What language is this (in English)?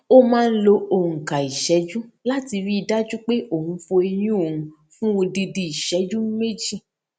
Yoruba